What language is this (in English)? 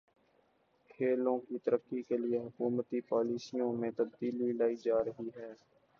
Urdu